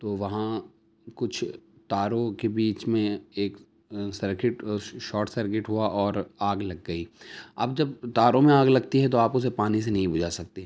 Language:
Urdu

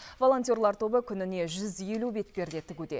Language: Kazakh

